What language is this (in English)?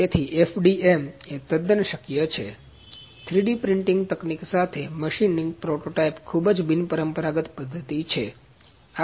Gujarati